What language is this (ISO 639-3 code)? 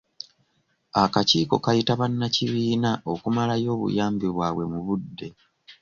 lug